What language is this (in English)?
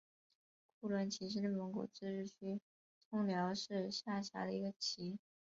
Chinese